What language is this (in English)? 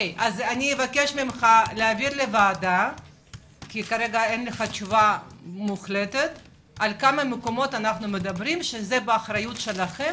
Hebrew